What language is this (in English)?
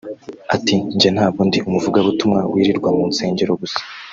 Kinyarwanda